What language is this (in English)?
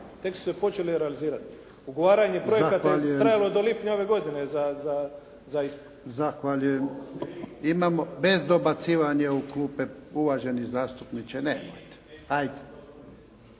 Croatian